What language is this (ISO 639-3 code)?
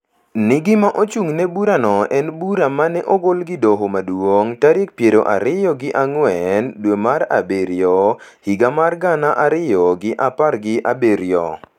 luo